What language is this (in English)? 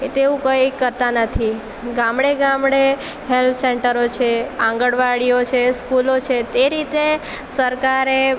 Gujarati